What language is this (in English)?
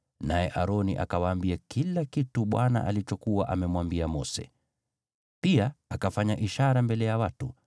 Swahili